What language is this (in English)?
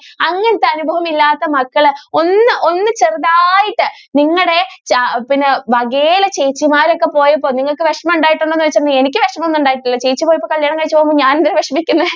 Malayalam